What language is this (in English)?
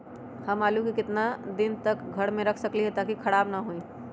Magahi